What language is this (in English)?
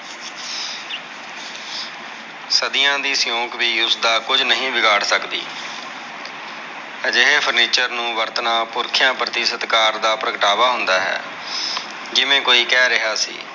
Punjabi